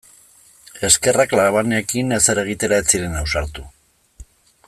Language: Basque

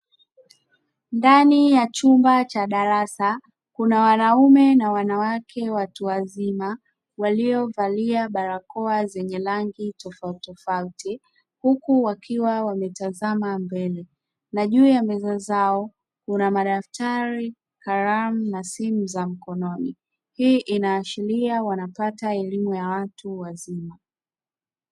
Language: Swahili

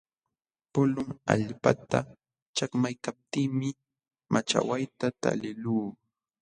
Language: Jauja Wanca Quechua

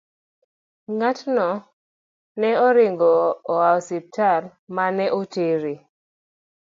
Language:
Luo (Kenya and Tanzania)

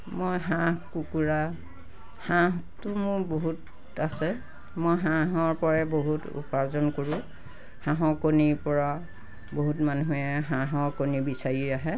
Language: Assamese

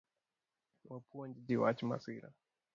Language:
Luo (Kenya and Tanzania)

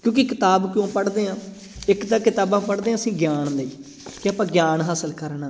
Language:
Punjabi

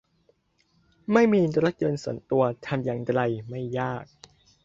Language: Thai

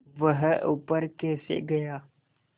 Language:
Hindi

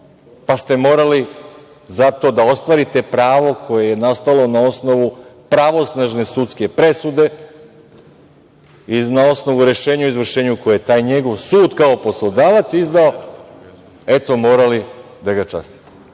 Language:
Serbian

